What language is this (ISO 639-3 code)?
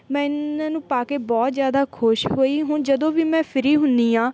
pan